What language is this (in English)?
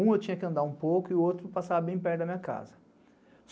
Portuguese